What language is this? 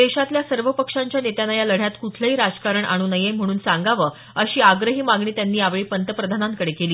Marathi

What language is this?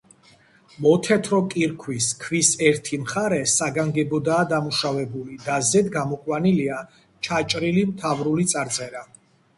Georgian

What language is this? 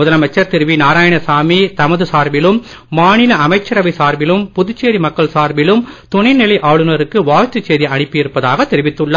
Tamil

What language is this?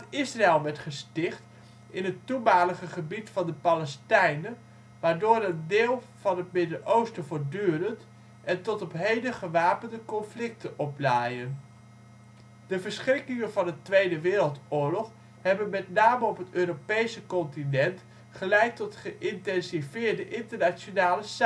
Dutch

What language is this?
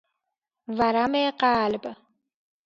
Persian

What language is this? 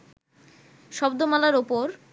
Bangla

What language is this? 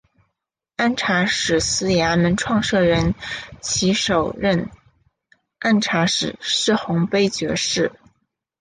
Chinese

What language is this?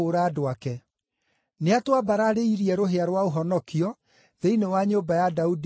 Kikuyu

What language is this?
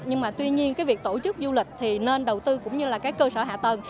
Vietnamese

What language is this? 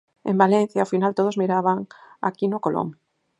Galician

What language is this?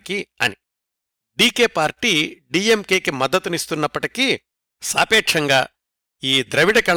Telugu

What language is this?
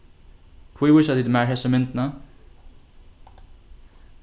Faroese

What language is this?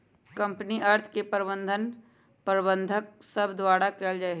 Magahi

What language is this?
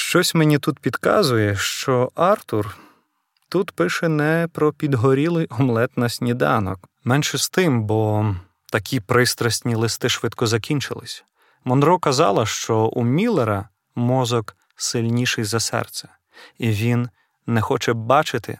Ukrainian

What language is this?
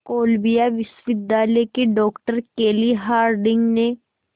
Hindi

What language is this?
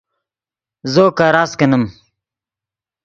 Yidgha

